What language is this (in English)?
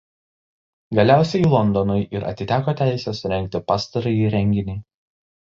Lithuanian